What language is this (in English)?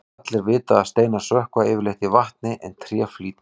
Icelandic